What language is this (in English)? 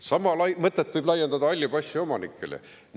Estonian